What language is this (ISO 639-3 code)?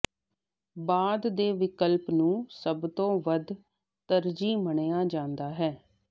pan